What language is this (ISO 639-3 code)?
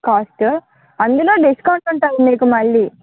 tel